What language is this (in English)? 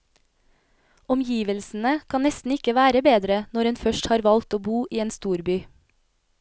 Norwegian